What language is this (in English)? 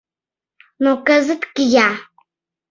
Mari